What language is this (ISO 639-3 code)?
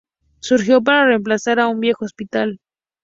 spa